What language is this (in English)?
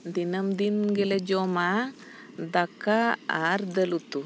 Santali